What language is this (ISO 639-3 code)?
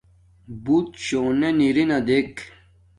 dmk